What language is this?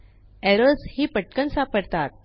Marathi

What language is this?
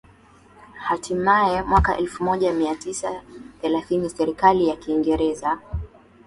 Swahili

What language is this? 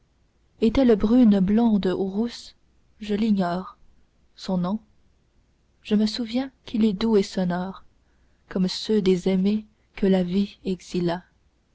French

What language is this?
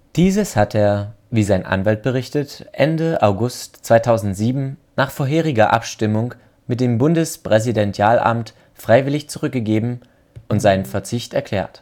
German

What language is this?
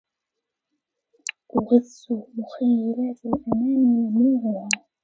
Arabic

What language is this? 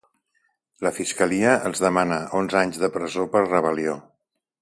Catalan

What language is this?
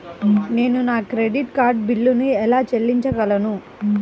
Telugu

